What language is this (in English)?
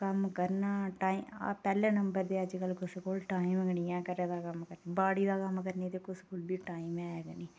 Dogri